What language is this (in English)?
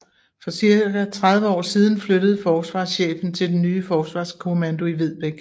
Danish